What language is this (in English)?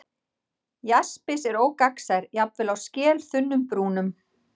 Icelandic